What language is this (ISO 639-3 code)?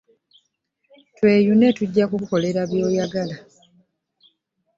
lug